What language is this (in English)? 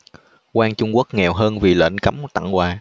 Vietnamese